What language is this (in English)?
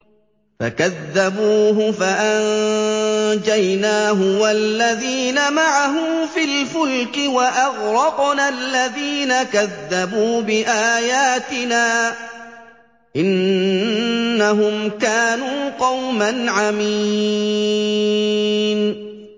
Arabic